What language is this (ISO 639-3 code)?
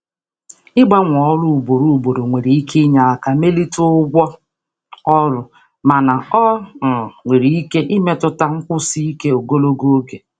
ibo